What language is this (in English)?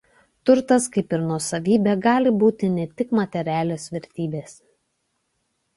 Lithuanian